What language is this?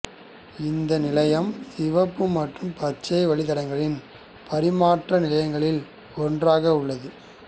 Tamil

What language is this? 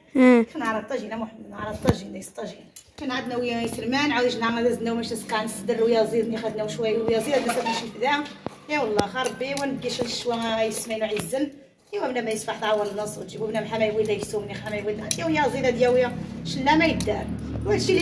Arabic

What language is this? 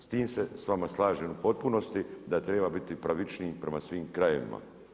Croatian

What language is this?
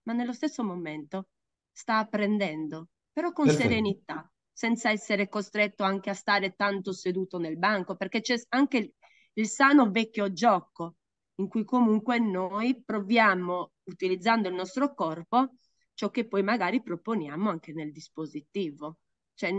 Italian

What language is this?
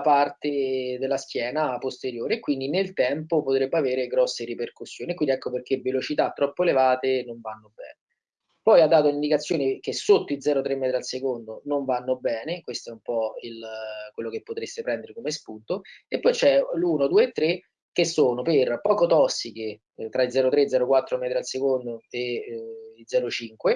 Italian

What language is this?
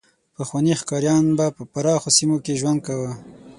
Pashto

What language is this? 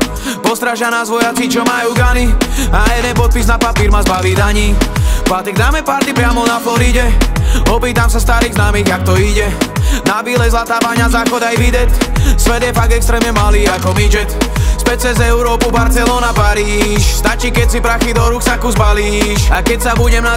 Slovak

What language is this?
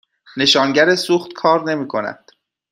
Persian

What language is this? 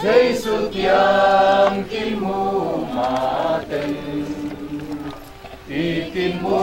Thai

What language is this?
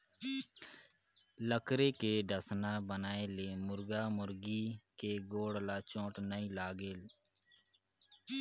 Chhattisgarhi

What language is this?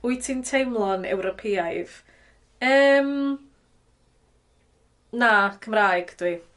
Welsh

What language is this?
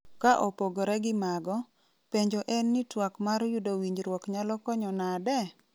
Luo (Kenya and Tanzania)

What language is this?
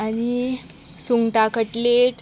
Konkani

